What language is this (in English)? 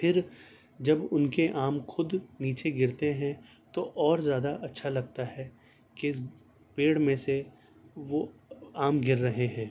Urdu